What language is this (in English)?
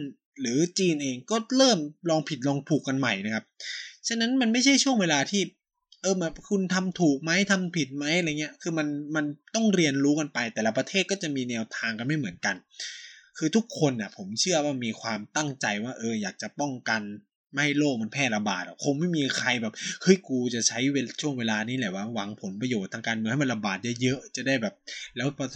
Thai